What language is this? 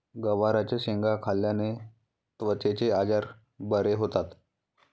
Marathi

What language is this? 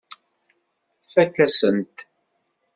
Kabyle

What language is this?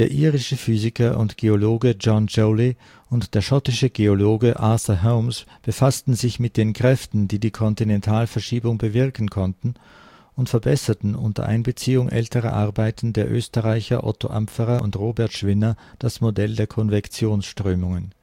German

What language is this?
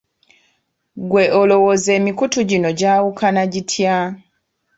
Ganda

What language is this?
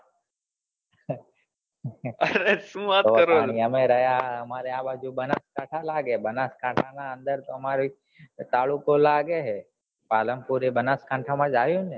Gujarati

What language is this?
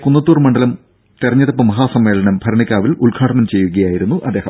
Malayalam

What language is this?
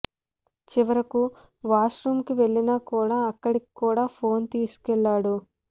Telugu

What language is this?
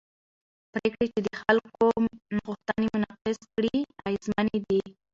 Pashto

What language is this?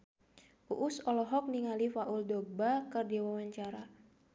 Sundanese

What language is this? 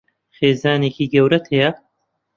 Central Kurdish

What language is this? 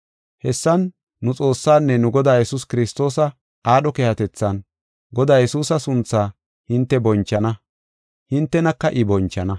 Gofa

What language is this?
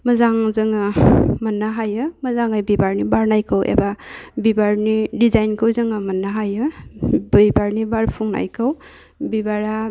Bodo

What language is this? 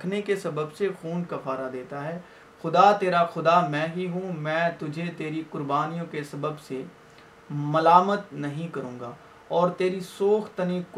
Urdu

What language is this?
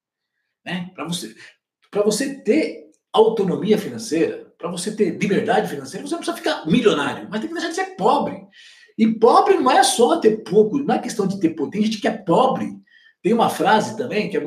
Portuguese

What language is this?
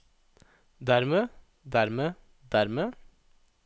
Norwegian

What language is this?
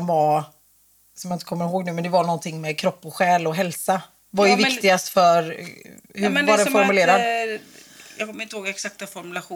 Swedish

